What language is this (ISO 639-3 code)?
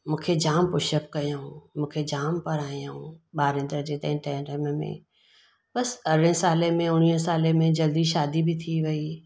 snd